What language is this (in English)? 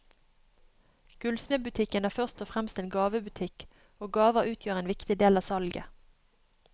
Norwegian